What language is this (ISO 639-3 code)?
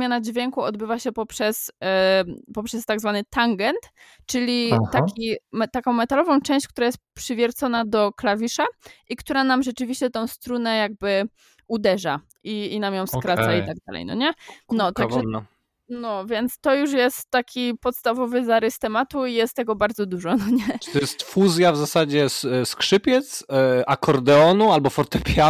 pol